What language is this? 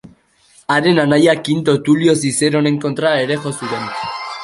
Basque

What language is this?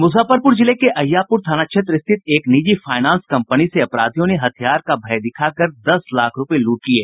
Hindi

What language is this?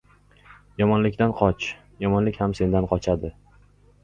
Uzbek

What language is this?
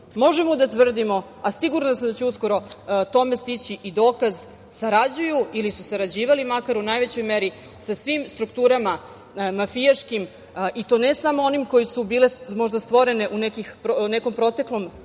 Serbian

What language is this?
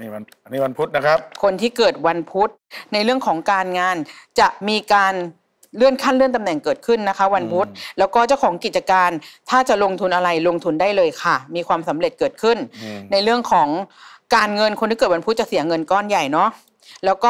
Thai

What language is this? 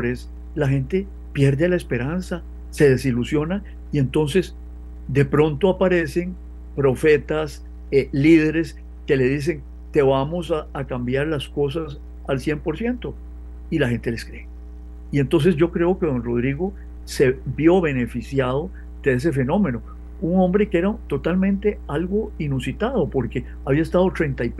Spanish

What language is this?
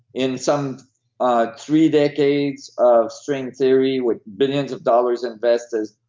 English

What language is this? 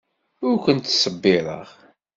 Kabyle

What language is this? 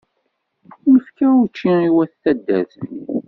Kabyle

